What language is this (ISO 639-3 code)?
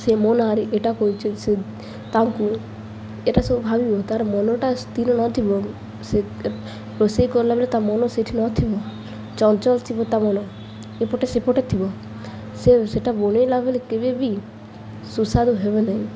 ori